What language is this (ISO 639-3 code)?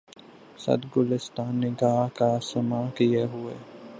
urd